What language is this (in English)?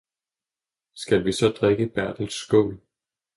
Danish